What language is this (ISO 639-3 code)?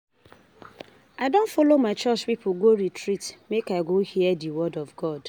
pcm